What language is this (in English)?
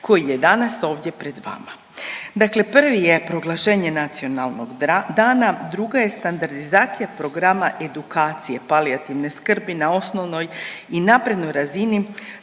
Croatian